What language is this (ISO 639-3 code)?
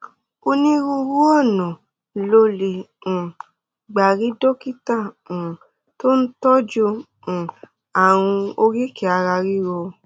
yor